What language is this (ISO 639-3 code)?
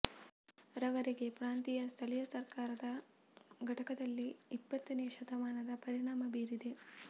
kan